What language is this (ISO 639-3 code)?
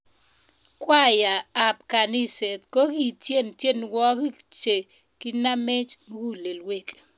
kln